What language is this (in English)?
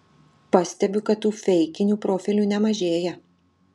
Lithuanian